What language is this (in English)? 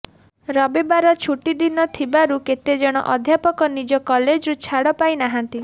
Odia